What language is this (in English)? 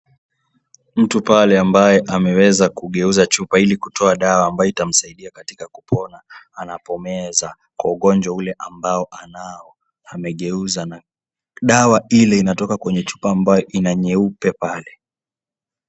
Swahili